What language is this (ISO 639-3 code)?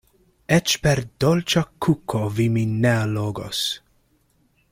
epo